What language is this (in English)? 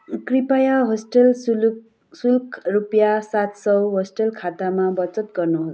Nepali